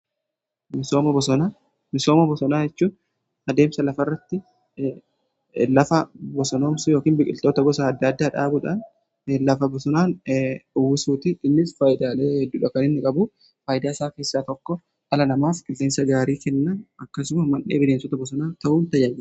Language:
Oromo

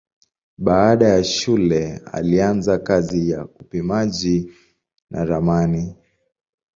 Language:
Swahili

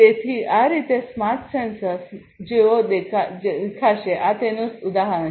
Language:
Gujarati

